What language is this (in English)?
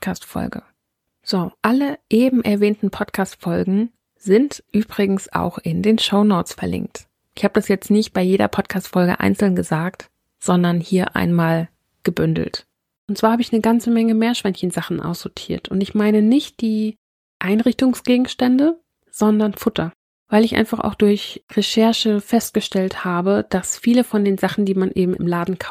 German